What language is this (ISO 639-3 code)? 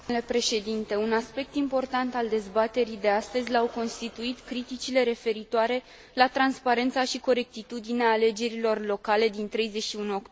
ron